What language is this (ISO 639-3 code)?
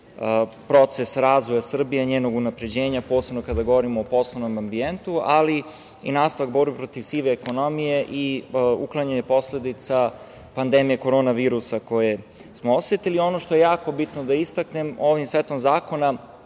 srp